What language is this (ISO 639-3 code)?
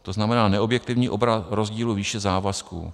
ces